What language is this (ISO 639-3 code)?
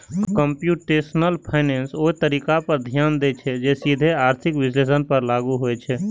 mai